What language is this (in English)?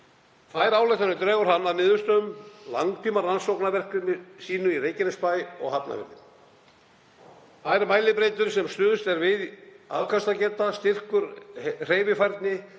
Icelandic